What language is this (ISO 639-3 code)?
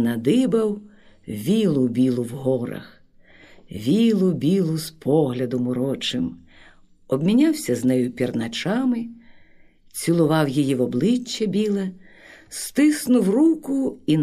ukr